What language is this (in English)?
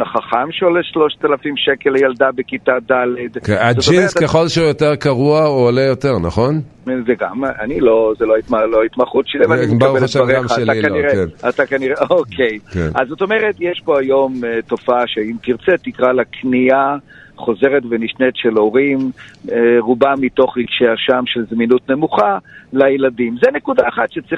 Hebrew